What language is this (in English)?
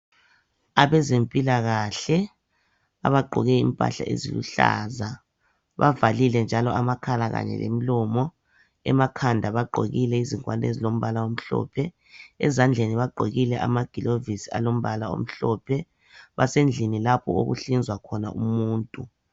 North Ndebele